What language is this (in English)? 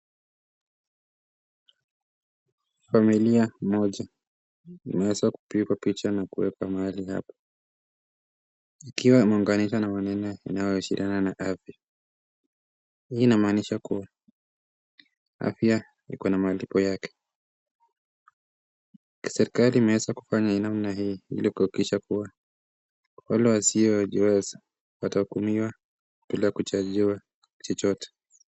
Swahili